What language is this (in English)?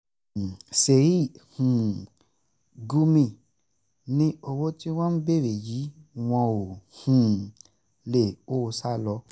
Yoruba